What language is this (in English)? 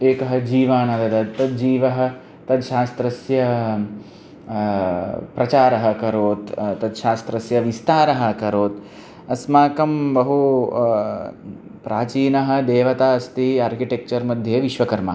Sanskrit